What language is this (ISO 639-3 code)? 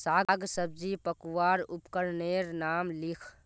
mag